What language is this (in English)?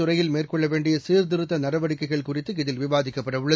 Tamil